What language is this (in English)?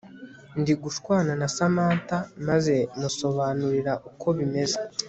Kinyarwanda